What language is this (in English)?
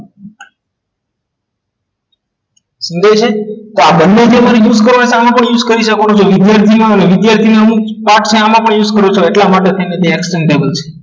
Gujarati